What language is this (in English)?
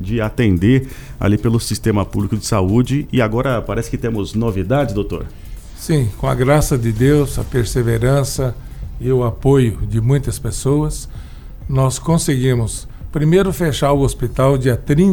Portuguese